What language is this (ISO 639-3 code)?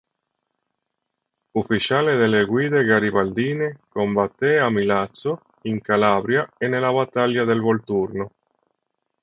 ita